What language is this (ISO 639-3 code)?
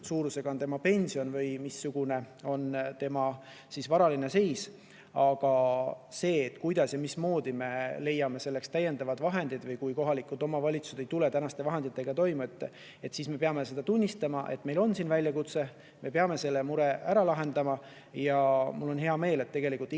est